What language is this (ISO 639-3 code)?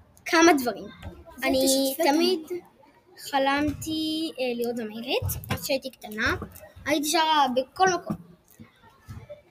heb